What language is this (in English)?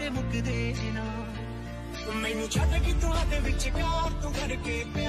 Arabic